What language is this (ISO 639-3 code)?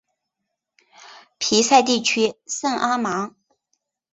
zho